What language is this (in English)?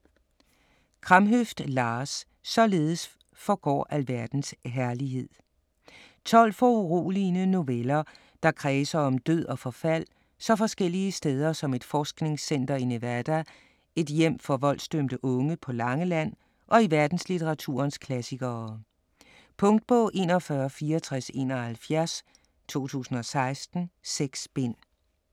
Danish